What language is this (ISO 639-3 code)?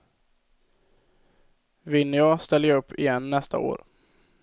swe